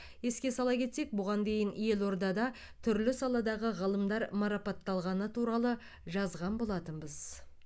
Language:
Kazakh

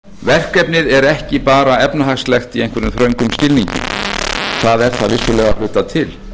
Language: Icelandic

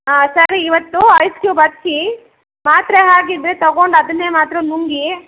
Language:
Kannada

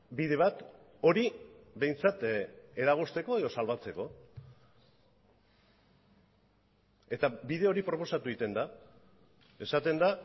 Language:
Basque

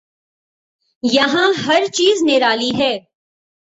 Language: Urdu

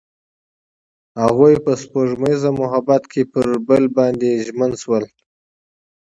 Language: Pashto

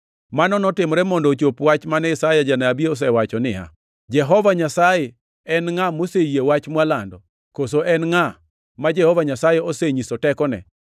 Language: Luo (Kenya and Tanzania)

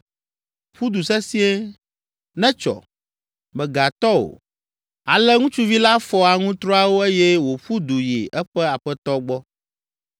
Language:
Ewe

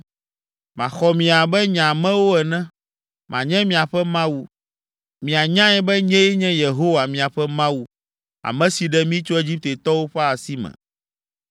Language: Ewe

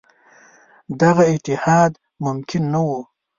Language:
Pashto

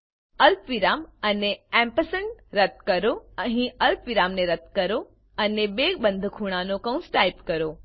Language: Gujarati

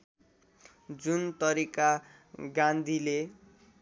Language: Nepali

